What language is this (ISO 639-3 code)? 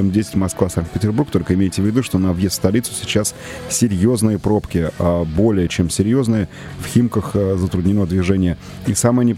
rus